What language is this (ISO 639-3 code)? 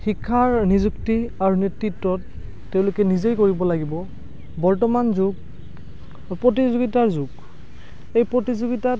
asm